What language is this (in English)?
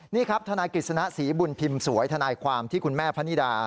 Thai